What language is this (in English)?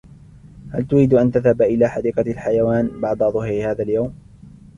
Arabic